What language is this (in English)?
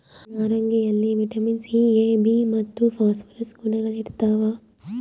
Kannada